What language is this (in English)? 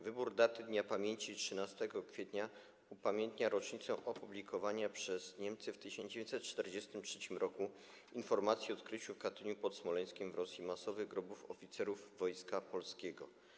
Polish